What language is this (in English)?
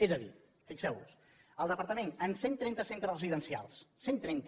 Catalan